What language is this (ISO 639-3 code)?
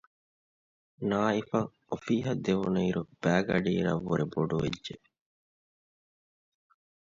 div